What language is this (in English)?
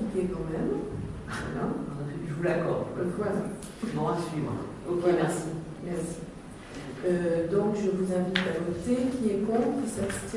French